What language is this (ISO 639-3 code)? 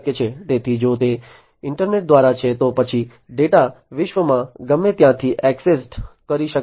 guj